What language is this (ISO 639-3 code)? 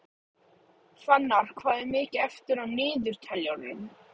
isl